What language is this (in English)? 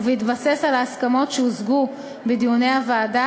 Hebrew